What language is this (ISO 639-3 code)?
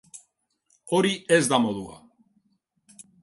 eus